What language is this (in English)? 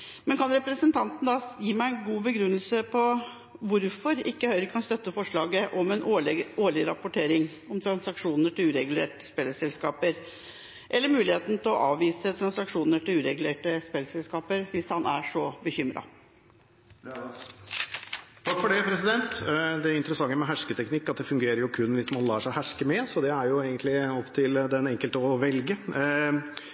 Norwegian Bokmål